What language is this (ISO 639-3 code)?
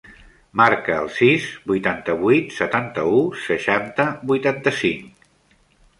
cat